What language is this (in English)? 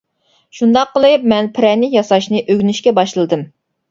Uyghur